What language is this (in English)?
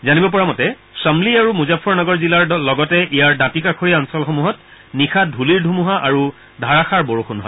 Assamese